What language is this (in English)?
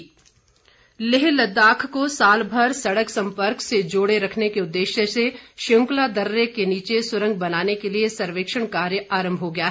Hindi